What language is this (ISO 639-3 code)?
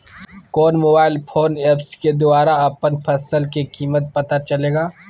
mag